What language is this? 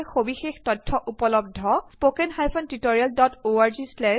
Assamese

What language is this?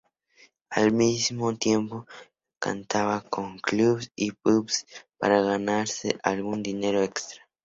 Spanish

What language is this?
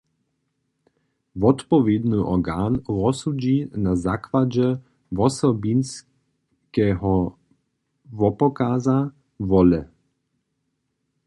Upper Sorbian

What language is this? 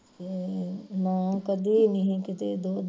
Punjabi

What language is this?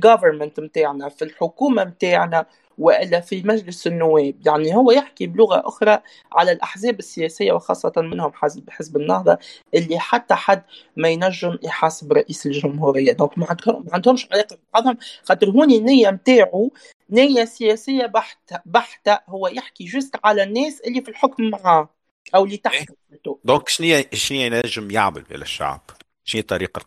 Arabic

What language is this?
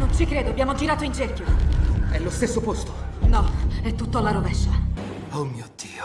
Italian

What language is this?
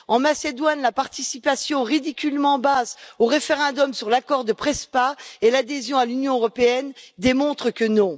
French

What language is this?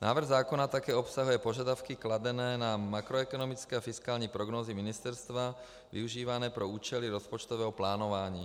Czech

